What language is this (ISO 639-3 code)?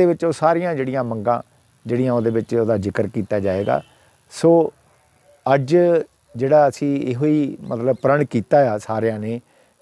pan